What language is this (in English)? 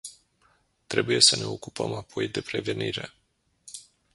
Romanian